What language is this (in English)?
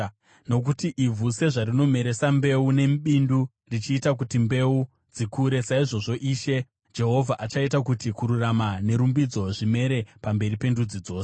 Shona